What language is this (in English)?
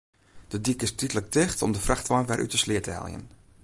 Western Frisian